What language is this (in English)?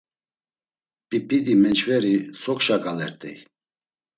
Laz